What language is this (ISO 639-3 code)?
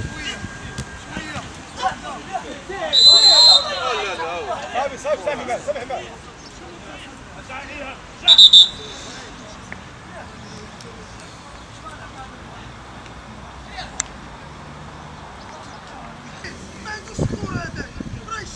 ara